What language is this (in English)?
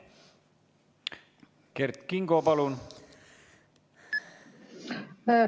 Estonian